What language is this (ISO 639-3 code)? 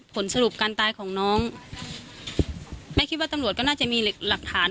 tha